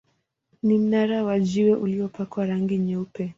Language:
Swahili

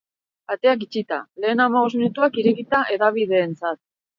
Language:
Basque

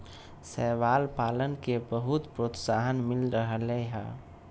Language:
Magahi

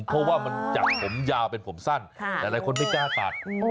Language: Thai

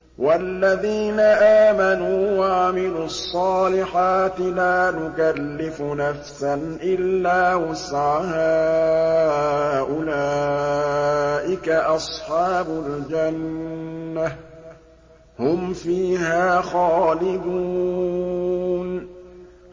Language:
Arabic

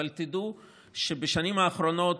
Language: Hebrew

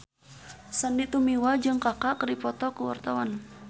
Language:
Sundanese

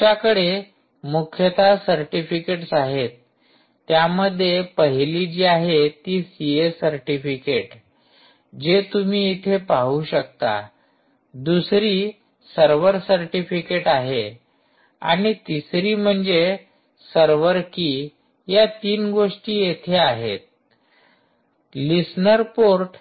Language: Marathi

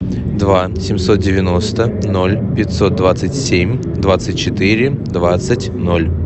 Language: Russian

